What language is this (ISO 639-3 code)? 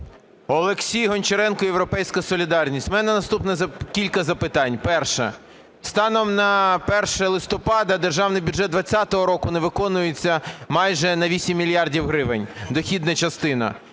ukr